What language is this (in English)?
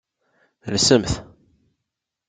Kabyle